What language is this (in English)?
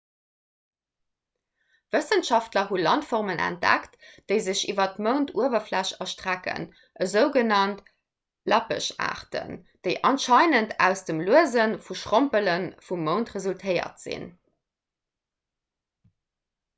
Luxembourgish